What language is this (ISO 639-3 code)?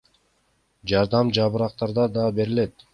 kir